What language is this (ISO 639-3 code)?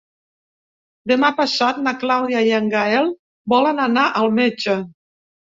cat